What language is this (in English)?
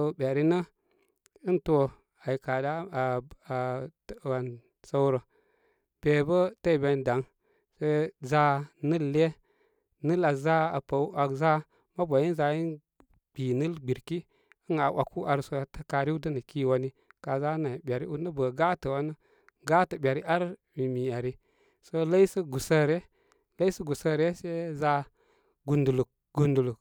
Koma